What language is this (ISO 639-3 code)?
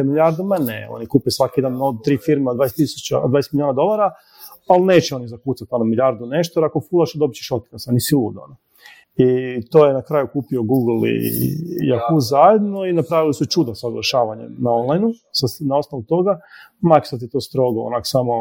hrv